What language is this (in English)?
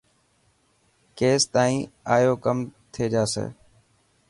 Dhatki